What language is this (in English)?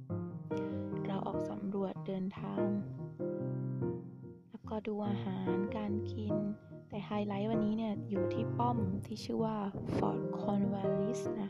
Thai